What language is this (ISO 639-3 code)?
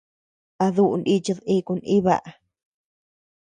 cux